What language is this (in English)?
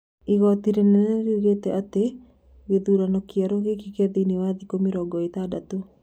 Kikuyu